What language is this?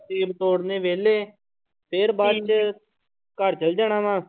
Punjabi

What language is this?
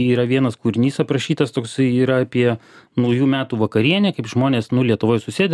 Lithuanian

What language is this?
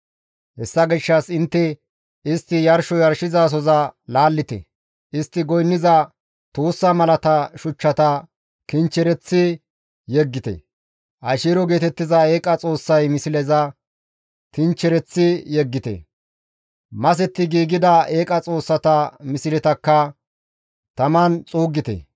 Gamo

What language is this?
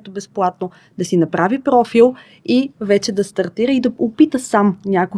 Bulgarian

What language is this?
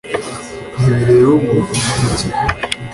Kinyarwanda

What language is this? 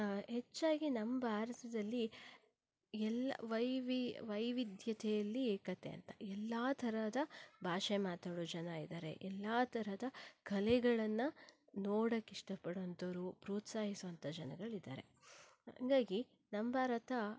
Kannada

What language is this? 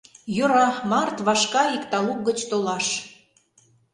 Mari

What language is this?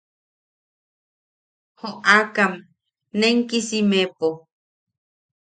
Yaqui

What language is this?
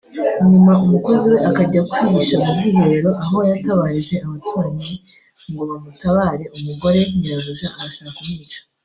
Kinyarwanda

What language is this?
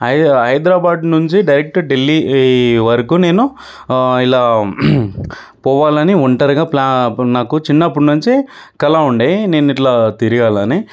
Telugu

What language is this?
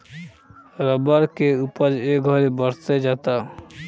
Bhojpuri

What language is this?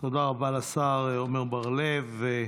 Hebrew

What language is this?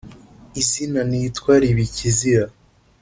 Kinyarwanda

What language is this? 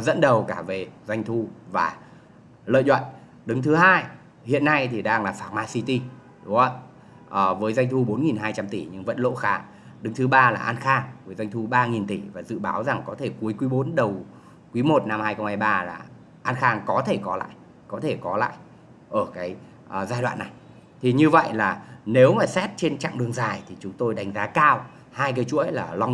Vietnamese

